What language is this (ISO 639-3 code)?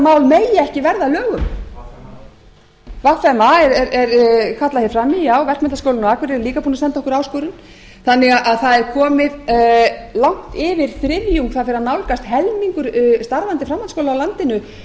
isl